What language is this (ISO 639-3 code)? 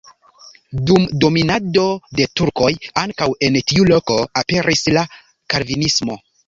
epo